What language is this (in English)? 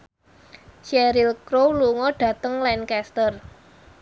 Javanese